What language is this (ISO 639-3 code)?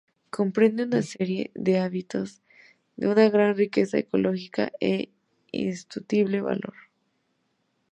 spa